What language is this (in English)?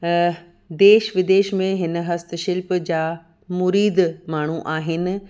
Sindhi